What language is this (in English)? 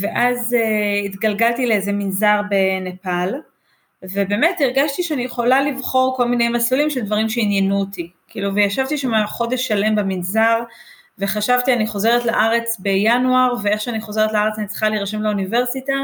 Hebrew